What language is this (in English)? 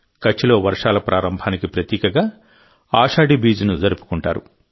Telugu